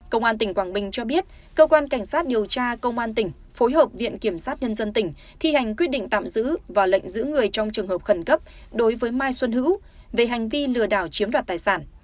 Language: Vietnamese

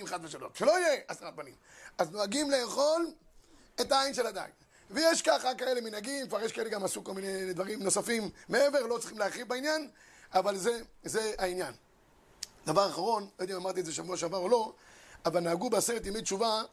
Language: Hebrew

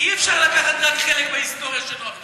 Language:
Hebrew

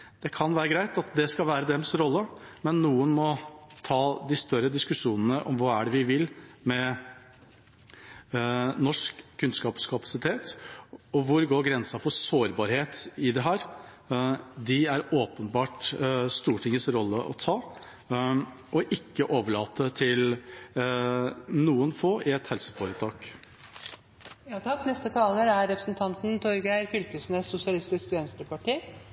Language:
Norwegian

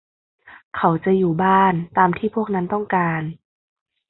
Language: Thai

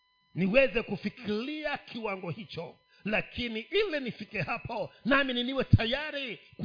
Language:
Swahili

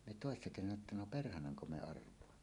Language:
Finnish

